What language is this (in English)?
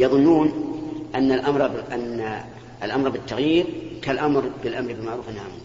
Arabic